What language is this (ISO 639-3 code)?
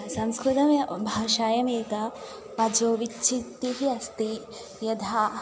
san